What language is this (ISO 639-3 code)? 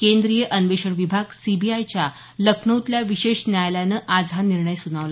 mar